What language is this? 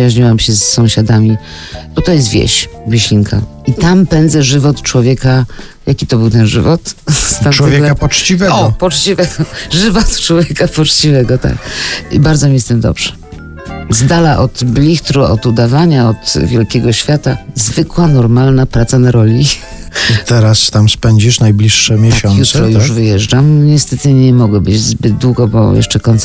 Polish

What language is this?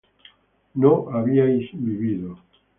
Spanish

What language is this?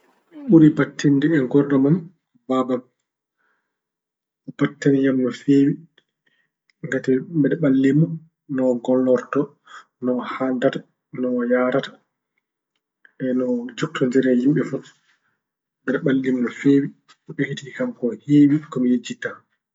Fula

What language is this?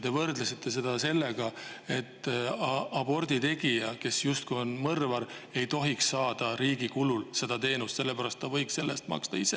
Estonian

